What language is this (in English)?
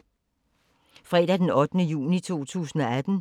Danish